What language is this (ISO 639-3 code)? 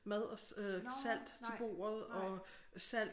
dan